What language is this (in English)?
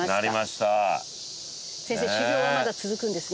Japanese